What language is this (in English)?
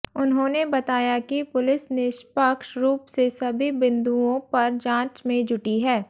Hindi